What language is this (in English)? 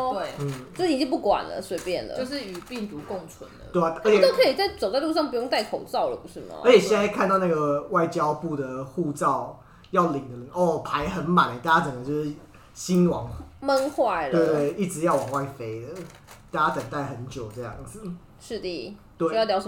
Chinese